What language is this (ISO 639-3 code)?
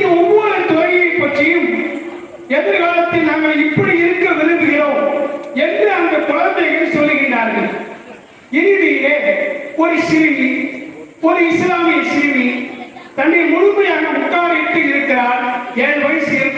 tam